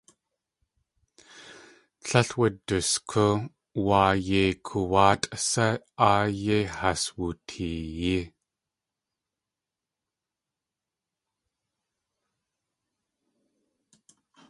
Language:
Tlingit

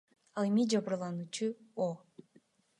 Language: Kyrgyz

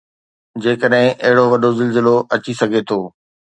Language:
Sindhi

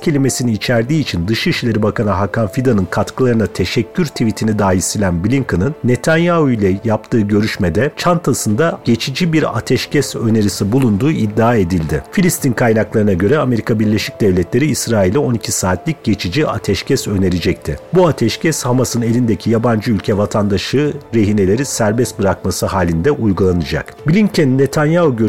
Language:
Turkish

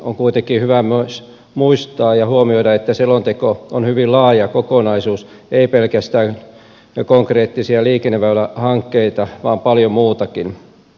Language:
Finnish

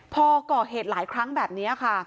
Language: Thai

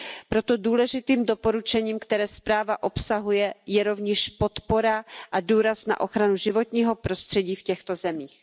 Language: Czech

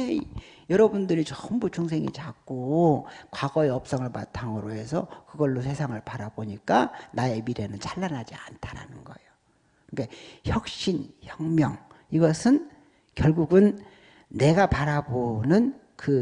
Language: Korean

